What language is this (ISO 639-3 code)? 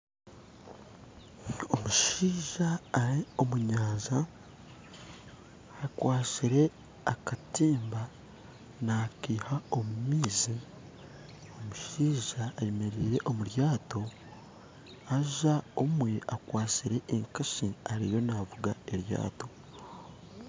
nyn